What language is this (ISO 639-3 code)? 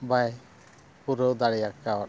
sat